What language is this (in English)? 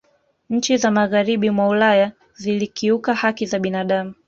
Swahili